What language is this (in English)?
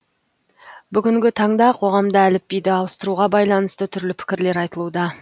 Kazakh